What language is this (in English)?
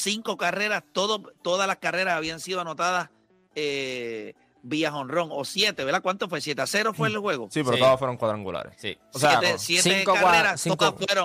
Spanish